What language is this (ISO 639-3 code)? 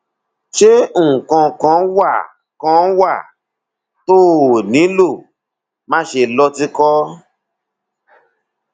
yor